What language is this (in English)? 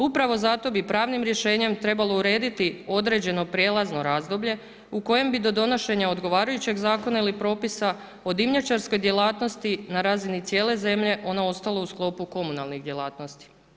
Croatian